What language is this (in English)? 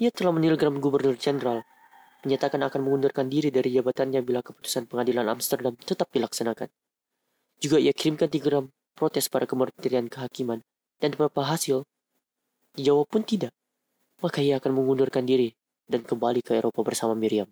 Indonesian